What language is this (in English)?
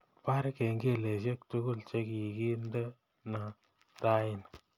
Kalenjin